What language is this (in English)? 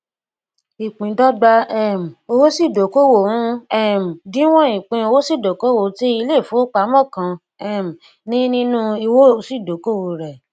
Yoruba